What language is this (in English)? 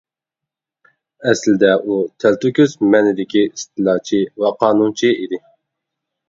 Uyghur